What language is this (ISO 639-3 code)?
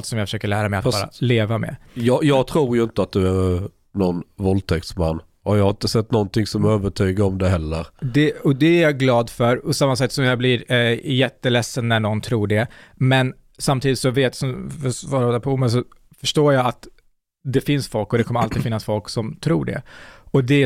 swe